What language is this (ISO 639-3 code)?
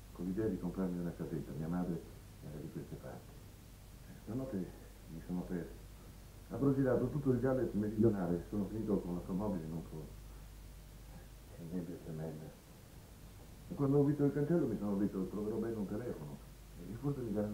ita